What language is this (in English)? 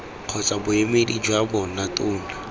Tswana